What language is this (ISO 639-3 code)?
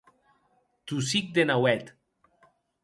oci